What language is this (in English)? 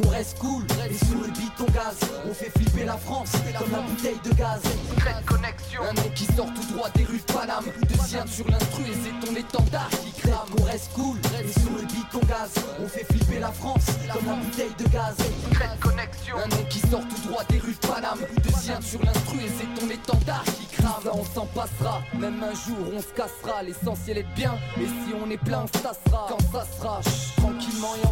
French